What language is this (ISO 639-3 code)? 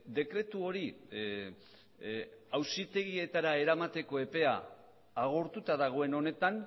eus